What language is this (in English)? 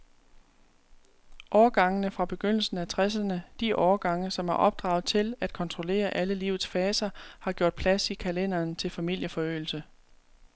Danish